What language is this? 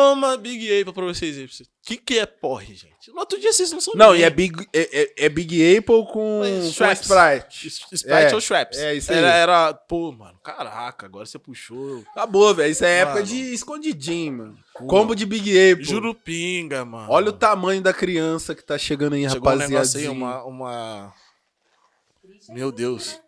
Portuguese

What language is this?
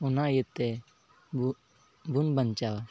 Santali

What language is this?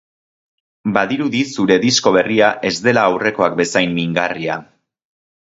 Basque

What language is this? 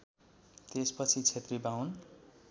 Nepali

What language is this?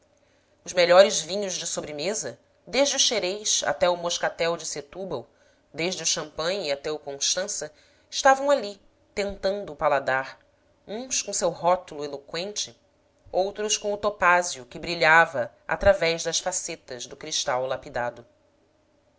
Portuguese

